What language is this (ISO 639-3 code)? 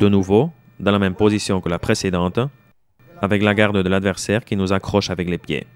fra